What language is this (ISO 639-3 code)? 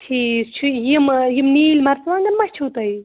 kas